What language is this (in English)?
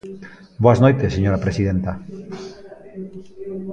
Galician